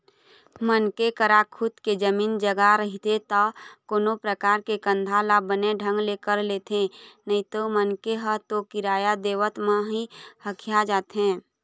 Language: Chhattisgarhi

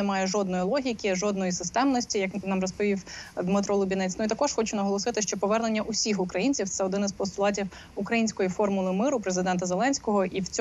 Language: Ukrainian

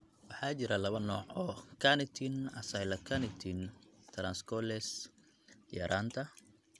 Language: Somali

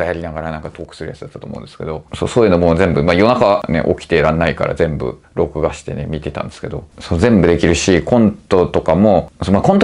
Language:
Japanese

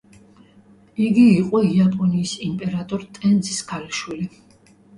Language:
Georgian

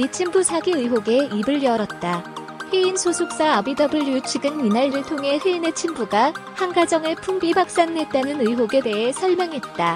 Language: Korean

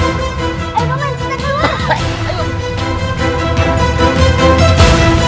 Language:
Indonesian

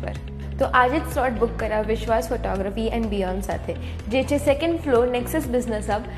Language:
Gujarati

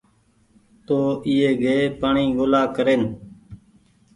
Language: Goaria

